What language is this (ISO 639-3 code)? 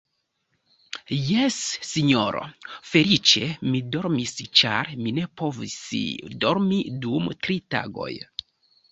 epo